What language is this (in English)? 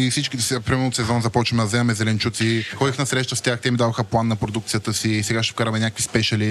Bulgarian